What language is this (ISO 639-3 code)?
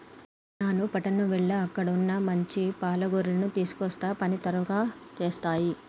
tel